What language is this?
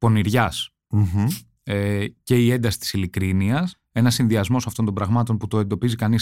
Greek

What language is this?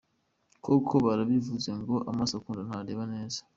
Kinyarwanda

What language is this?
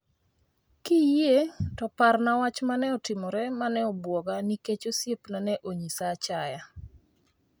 Luo (Kenya and Tanzania)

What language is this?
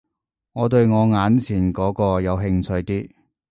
Cantonese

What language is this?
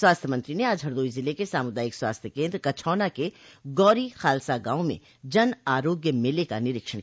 Hindi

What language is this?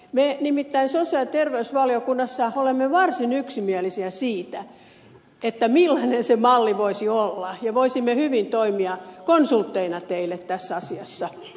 Finnish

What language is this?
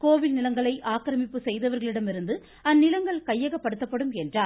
Tamil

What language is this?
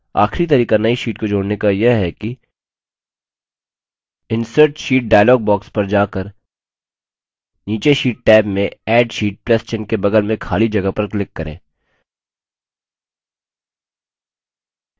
Hindi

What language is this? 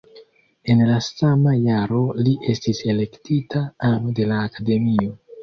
Esperanto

